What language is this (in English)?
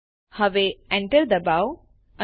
Gujarati